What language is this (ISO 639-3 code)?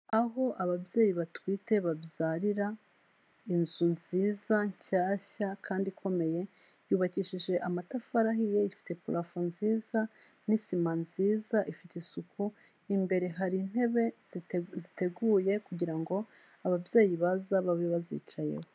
kin